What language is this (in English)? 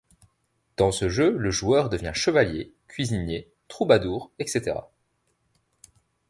French